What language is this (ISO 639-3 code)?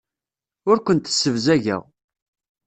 kab